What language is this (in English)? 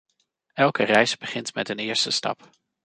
Dutch